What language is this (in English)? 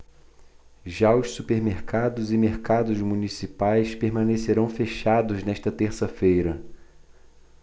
Portuguese